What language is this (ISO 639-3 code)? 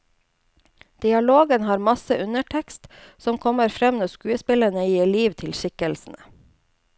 nor